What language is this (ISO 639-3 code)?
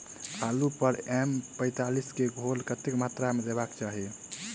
mai